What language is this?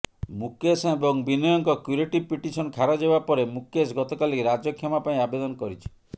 Odia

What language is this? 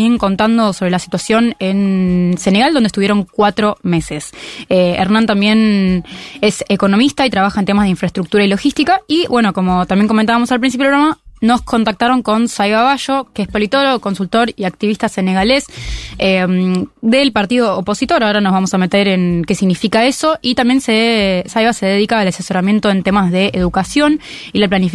Spanish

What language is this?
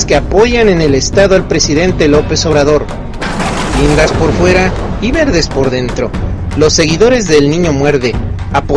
Spanish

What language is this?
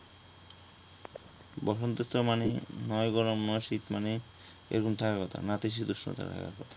Bangla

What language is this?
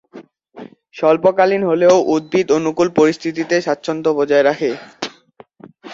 Bangla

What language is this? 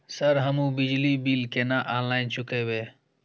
Maithili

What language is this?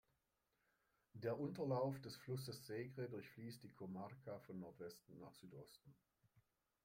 German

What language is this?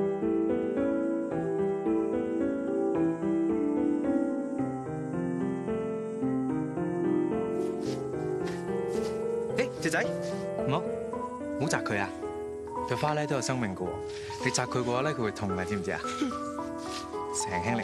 Chinese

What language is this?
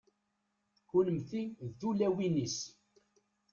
Kabyle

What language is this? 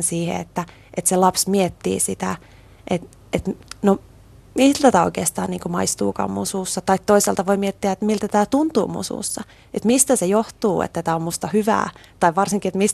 Finnish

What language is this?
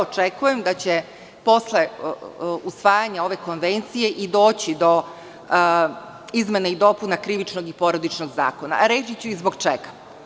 Serbian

